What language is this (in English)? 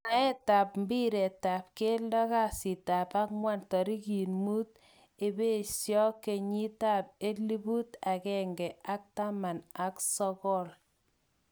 Kalenjin